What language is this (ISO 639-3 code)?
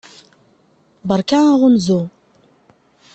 kab